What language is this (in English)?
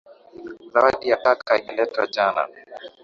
Swahili